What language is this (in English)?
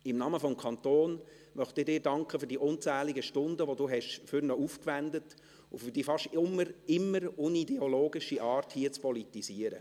Swiss German